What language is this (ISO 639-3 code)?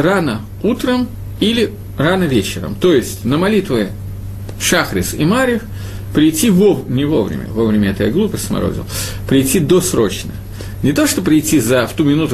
rus